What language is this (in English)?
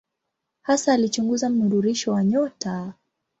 Swahili